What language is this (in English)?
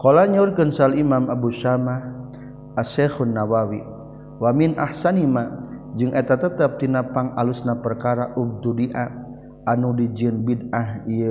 Malay